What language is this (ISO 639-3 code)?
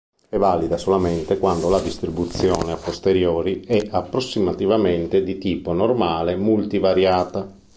ita